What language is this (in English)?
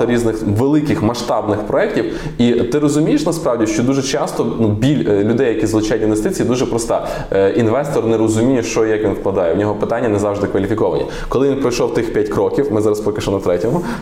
Ukrainian